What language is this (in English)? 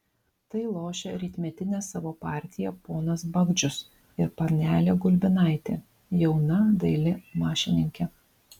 Lithuanian